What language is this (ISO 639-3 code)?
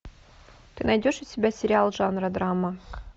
rus